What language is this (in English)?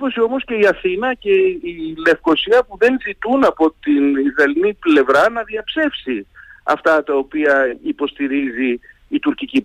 Greek